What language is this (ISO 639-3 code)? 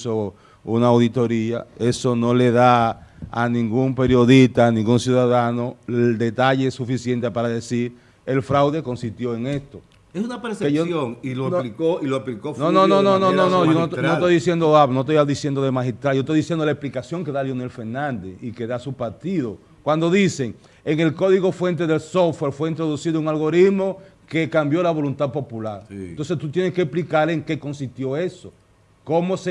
spa